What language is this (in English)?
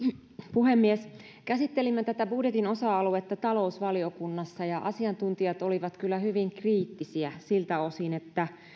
Finnish